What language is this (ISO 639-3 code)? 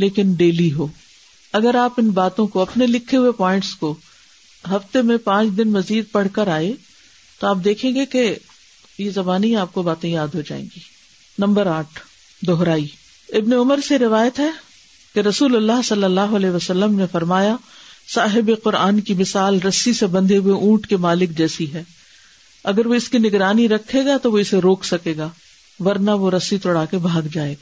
urd